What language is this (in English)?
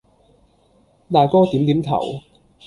Cantonese